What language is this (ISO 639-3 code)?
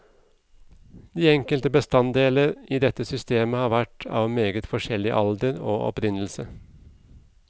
nor